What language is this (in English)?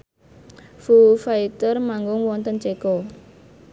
Javanese